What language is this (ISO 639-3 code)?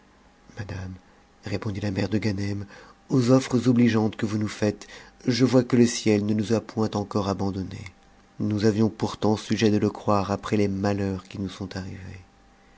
fra